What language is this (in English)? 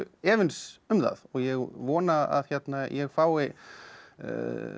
Icelandic